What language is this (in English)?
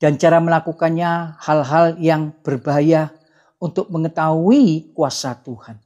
Indonesian